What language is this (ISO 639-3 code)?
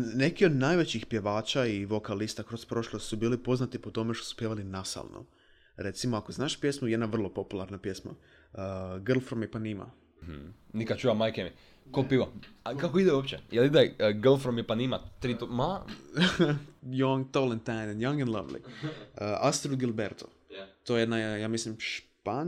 hrv